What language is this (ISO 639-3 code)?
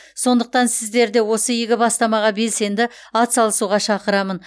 kaz